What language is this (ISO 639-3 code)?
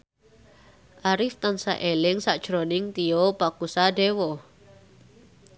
jav